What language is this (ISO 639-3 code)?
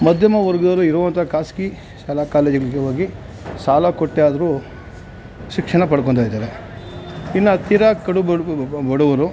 kan